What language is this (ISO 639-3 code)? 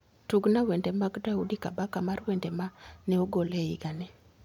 luo